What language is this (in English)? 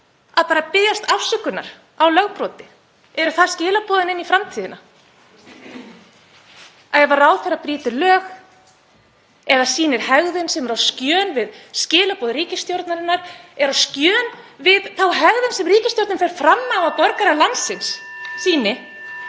Icelandic